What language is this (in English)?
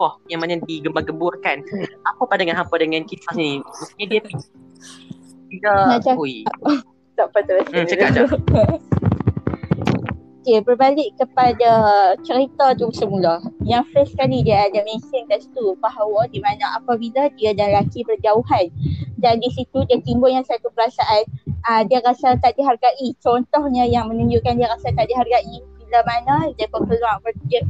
Malay